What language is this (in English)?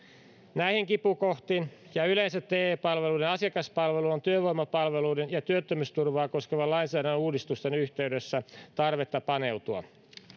Finnish